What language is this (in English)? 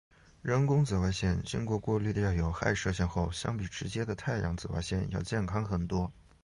Chinese